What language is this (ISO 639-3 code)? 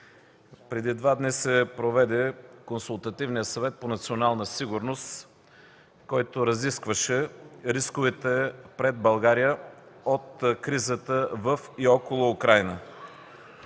bul